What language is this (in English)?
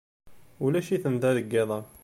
Kabyle